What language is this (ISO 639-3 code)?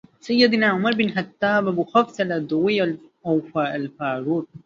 ara